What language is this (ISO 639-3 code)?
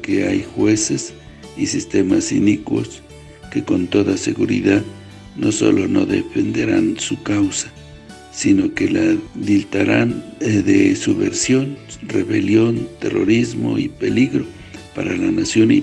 spa